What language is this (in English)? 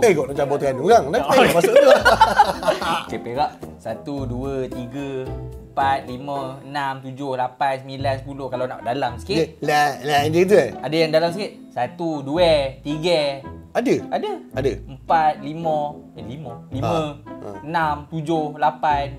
Malay